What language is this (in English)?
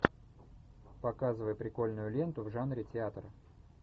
Russian